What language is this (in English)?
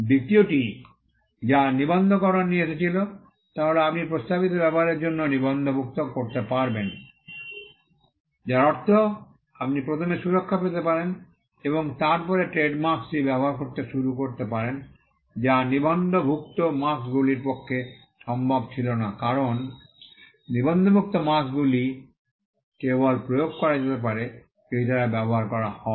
Bangla